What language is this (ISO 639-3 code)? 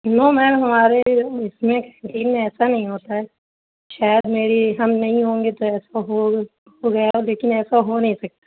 urd